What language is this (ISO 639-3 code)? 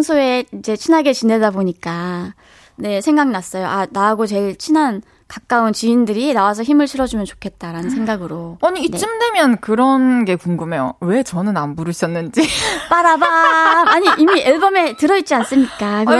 kor